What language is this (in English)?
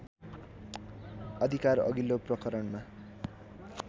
Nepali